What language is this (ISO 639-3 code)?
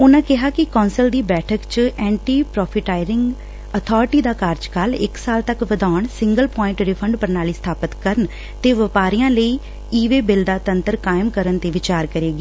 pan